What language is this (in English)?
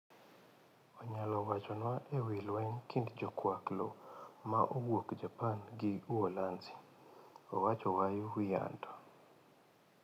Luo (Kenya and Tanzania)